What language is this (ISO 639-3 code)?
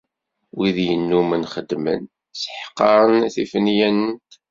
kab